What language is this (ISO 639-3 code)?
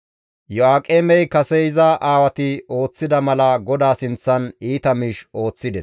gmv